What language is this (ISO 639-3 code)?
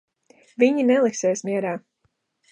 lav